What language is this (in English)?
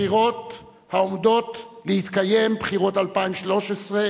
Hebrew